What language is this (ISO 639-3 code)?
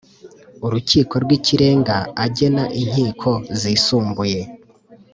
kin